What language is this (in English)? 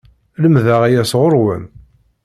Kabyle